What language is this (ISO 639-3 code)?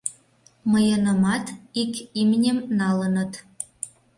chm